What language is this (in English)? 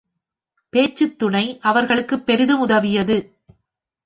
Tamil